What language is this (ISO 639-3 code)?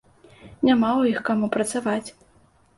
bel